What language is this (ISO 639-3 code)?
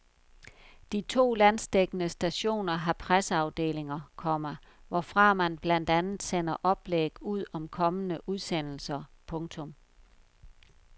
dan